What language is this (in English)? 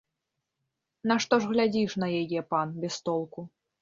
Belarusian